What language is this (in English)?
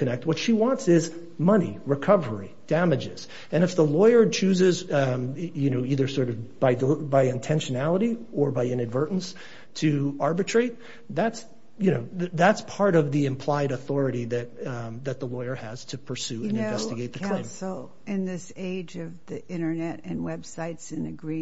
English